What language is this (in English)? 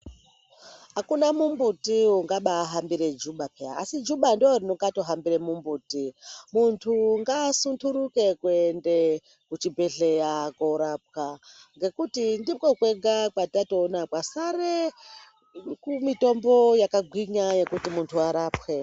Ndau